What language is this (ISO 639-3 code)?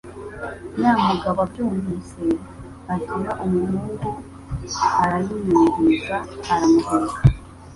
kin